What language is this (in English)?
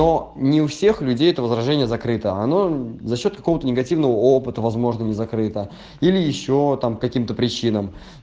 Russian